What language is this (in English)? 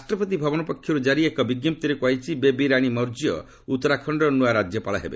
Odia